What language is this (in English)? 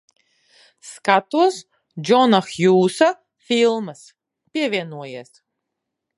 Latvian